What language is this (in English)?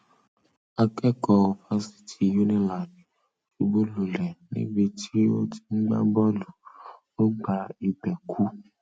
Yoruba